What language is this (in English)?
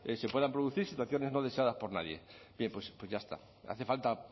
Spanish